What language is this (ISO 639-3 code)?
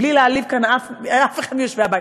heb